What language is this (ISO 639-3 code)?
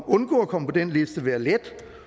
dan